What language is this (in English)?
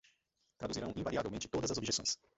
Portuguese